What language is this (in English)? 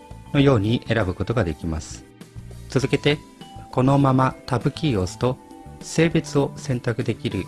Japanese